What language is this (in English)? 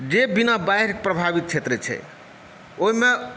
Maithili